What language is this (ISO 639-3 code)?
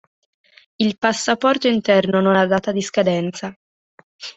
ita